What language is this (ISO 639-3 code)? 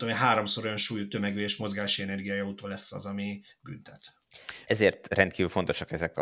hun